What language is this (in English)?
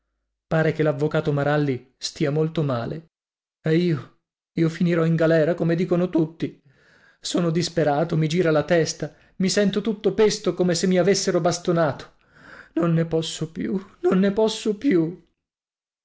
Italian